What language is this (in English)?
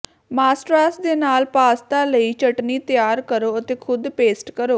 Punjabi